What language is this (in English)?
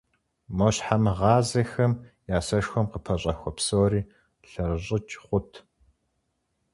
Kabardian